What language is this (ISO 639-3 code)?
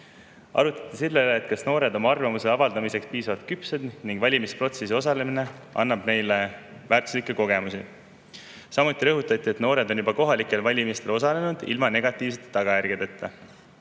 est